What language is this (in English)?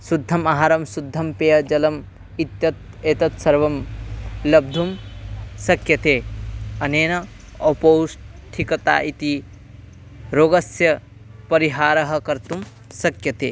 Sanskrit